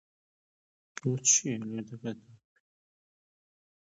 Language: Central Kurdish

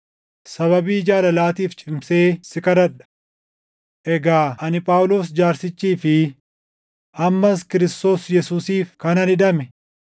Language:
Oromo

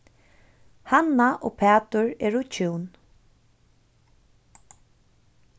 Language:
Faroese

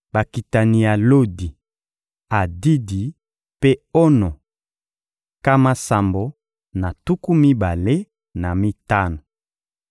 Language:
Lingala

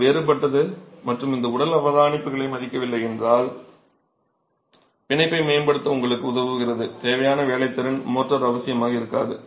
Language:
Tamil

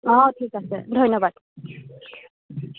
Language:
Assamese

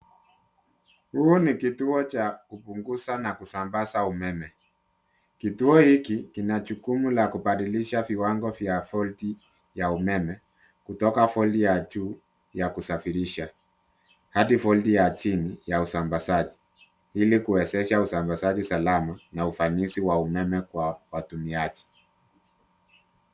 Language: Swahili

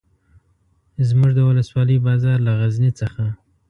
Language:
Pashto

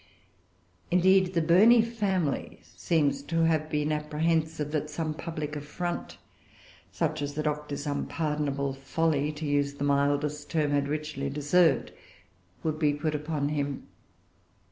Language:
English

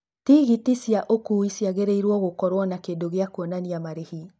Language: Kikuyu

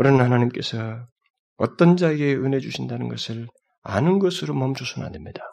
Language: Korean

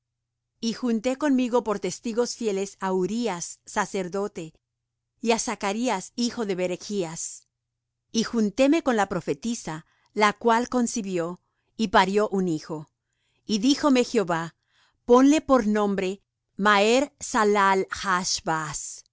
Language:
Spanish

